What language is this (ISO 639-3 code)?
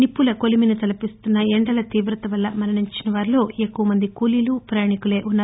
tel